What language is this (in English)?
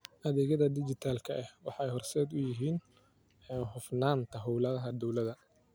Somali